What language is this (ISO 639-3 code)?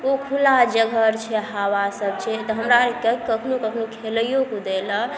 mai